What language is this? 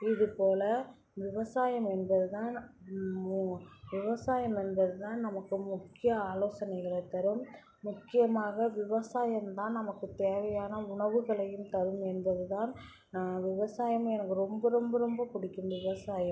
Tamil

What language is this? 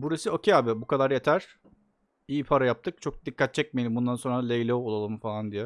Turkish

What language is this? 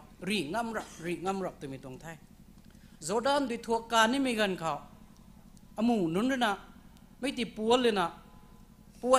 Thai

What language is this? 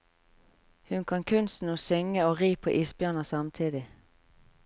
Norwegian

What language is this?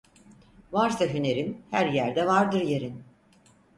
Turkish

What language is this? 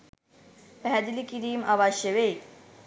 Sinhala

